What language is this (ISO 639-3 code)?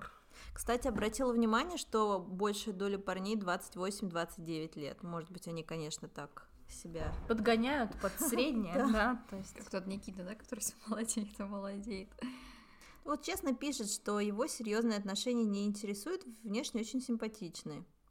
rus